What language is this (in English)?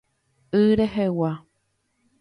Guarani